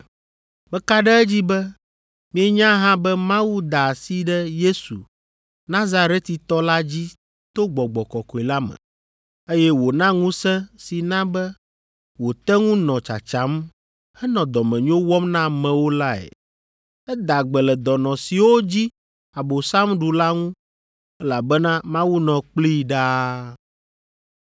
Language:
Ewe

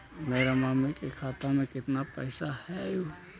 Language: Magahi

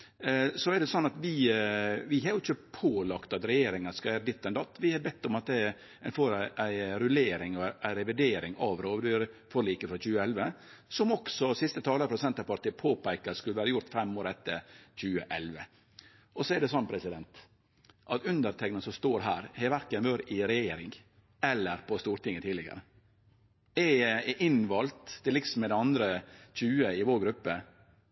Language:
Norwegian Nynorsk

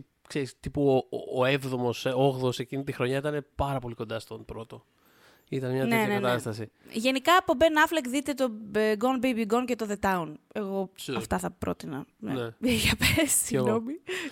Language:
Greek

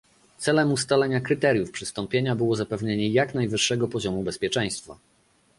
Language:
Polish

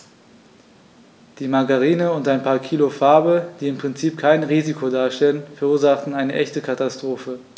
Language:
German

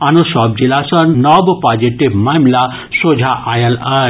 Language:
Maithili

